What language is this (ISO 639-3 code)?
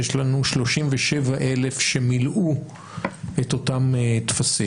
heb